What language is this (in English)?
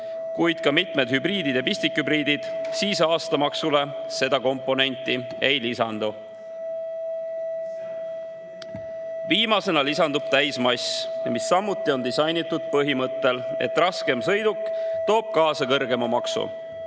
Estonian